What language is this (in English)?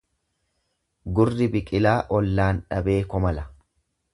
Oromo